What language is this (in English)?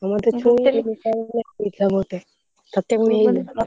Odia